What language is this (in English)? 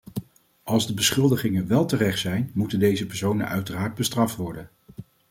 Dutch